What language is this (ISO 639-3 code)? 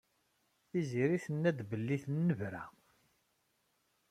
kab